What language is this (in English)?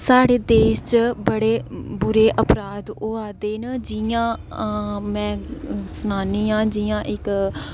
Dogri